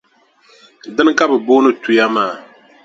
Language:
Dagbani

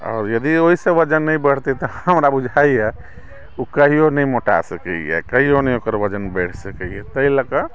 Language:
Maithili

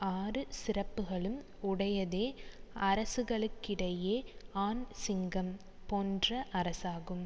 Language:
Tamil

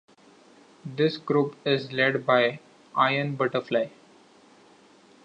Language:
English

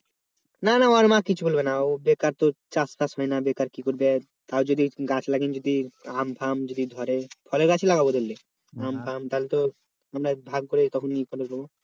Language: Bangla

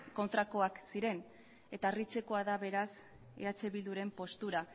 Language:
Basque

